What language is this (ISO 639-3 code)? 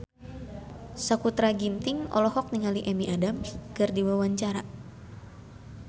sun